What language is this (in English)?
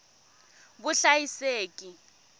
Tsonga